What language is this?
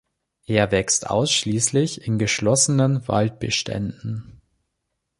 German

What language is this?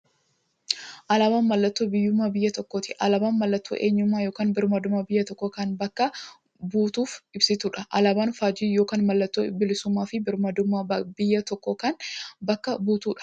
Oromo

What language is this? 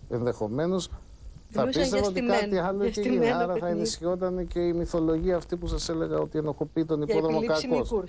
Greek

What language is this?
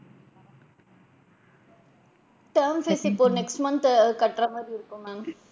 Tamil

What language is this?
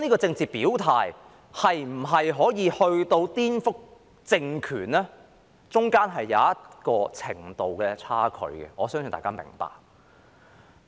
Cantonese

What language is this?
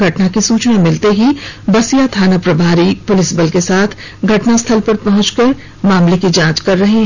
Hindi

